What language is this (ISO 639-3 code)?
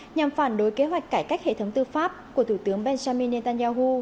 vie